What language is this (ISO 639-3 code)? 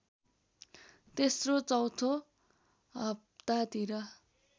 nep